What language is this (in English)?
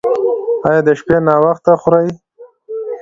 Pashto